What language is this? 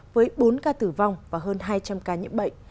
Vietnamese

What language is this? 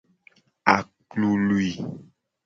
Gen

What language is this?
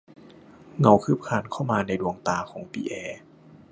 Thai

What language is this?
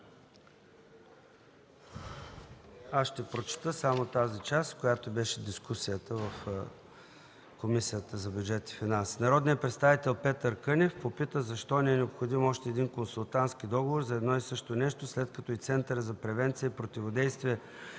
Bulgarian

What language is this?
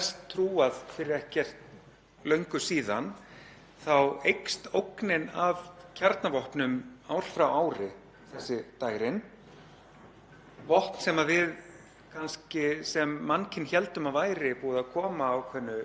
Icelandic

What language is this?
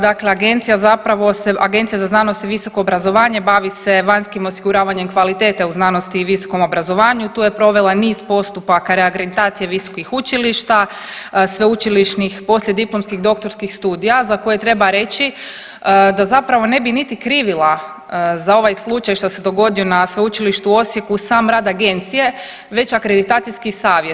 Croatian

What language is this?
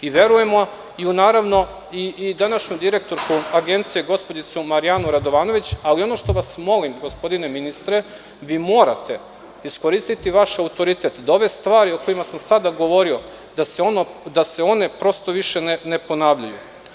Serbian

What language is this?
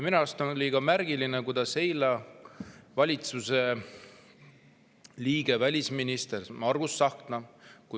Estonian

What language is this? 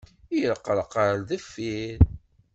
Kabyle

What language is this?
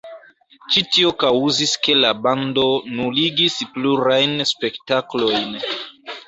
Esperanto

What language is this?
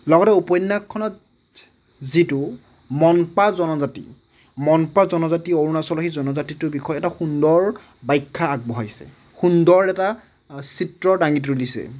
Assamese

